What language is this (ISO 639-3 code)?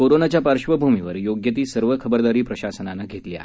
mar